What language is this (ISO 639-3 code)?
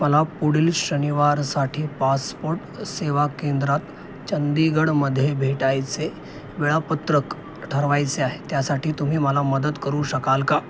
mar